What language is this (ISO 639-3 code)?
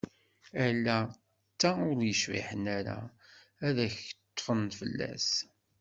kab